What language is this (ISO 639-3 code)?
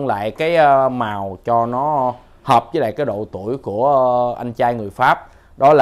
vie